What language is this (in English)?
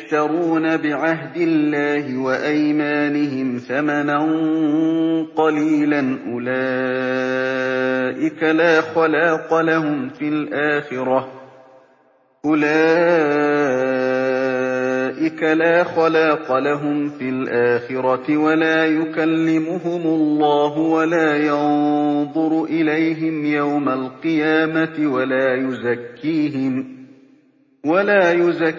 Arabic